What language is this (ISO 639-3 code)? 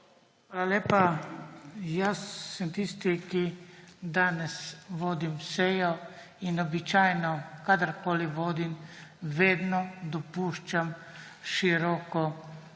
slv